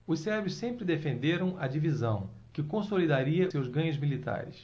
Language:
Portuguese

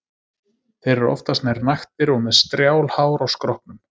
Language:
Icelandic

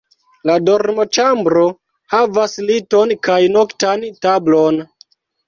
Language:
Esperanto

